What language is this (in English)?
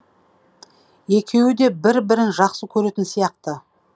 Kazakh